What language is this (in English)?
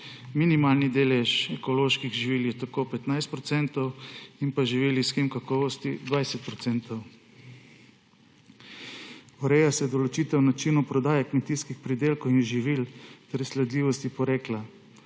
Slovenian